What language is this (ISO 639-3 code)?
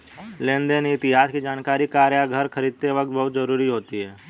hin